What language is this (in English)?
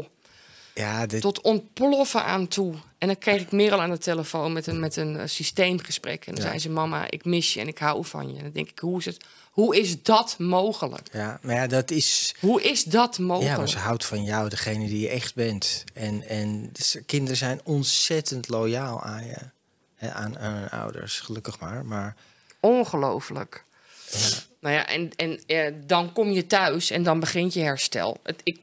Dutch